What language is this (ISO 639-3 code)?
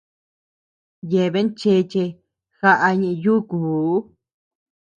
cux